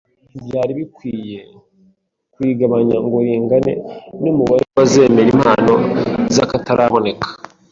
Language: Kinyarwanda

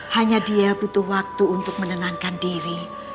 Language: Indonesian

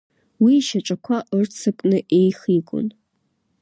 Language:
Abkhazian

